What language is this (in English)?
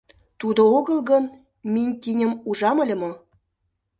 Mari